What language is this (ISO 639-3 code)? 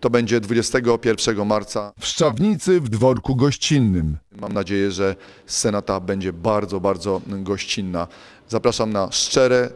pol